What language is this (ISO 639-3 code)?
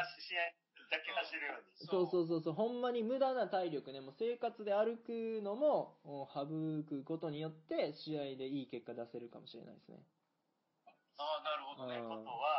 jpn